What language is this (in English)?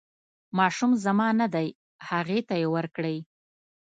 Pashto